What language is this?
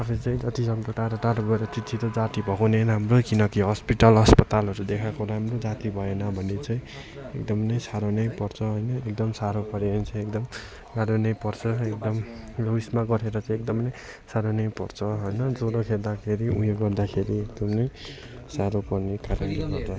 Nepali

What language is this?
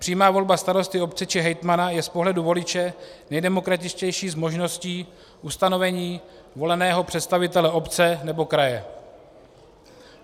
Czech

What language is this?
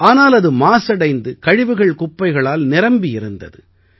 Tamil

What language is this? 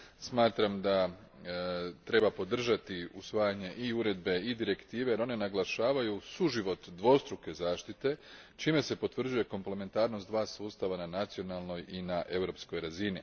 Croatian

